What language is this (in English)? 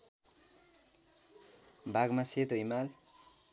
Nepali